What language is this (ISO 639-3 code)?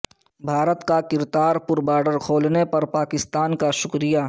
urd